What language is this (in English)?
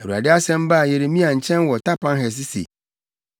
Akan